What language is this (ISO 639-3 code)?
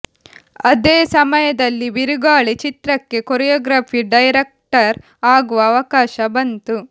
kan